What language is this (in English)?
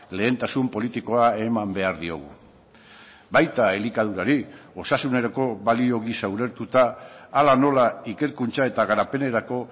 Basque